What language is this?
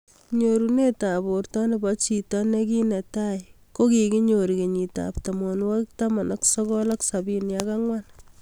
Kalenjin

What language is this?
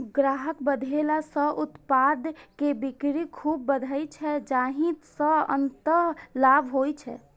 Maithili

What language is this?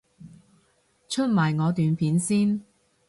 Cantonese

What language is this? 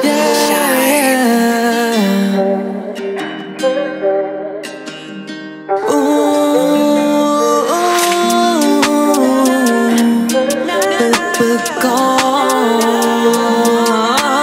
Thai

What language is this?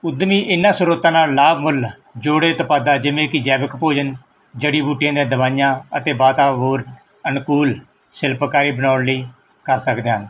Punjabi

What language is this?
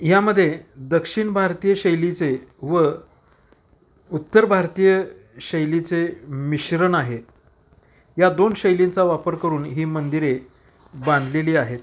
Marathi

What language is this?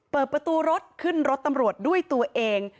Thai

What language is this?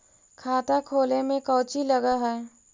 Magahi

